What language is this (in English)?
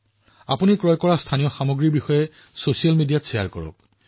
Assamese